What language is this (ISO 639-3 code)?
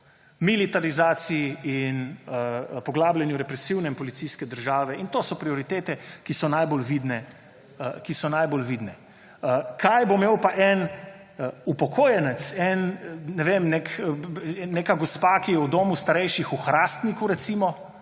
slv